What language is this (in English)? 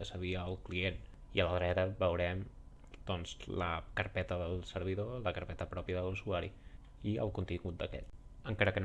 Catalan